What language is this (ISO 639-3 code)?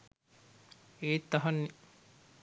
sin